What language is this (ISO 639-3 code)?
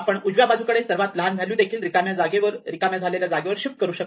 mar